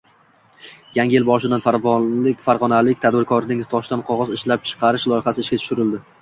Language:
Uzbek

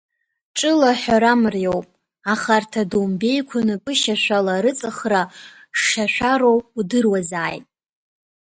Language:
Abkhazian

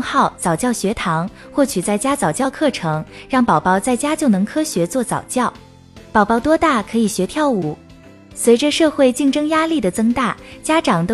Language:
Chinese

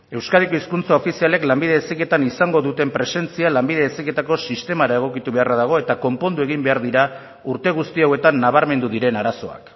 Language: Basque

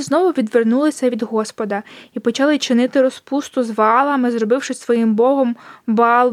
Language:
Ukrainian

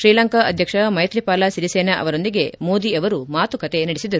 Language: Kannada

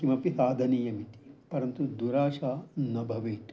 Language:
Sanskrit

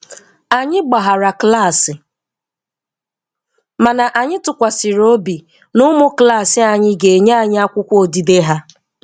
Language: Igbo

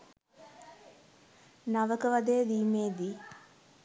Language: Sinhala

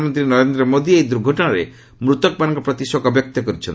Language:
Odia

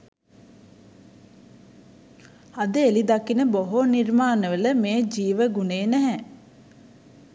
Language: Sinhala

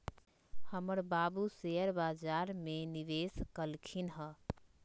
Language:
Magahi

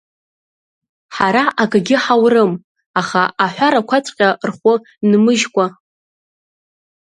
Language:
Abkhazian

